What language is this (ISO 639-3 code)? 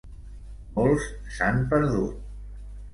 cat